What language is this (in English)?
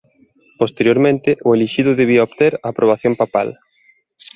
Galician